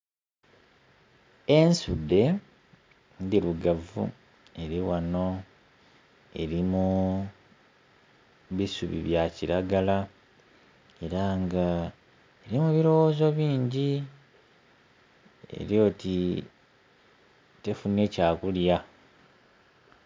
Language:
Soga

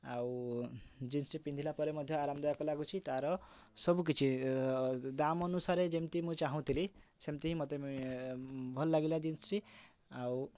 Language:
Odia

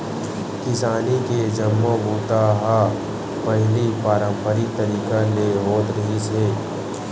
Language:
Chhattisgarhi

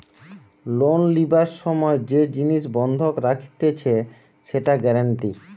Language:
Bangla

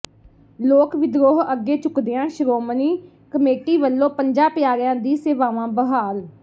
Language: Punjabi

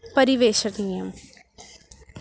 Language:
Sanskrit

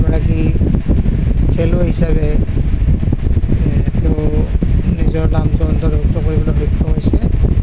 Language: Assamese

